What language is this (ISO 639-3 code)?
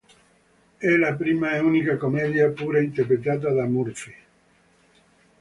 ita